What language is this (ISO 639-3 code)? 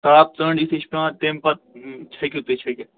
kas